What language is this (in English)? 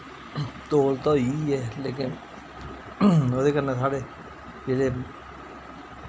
Dogri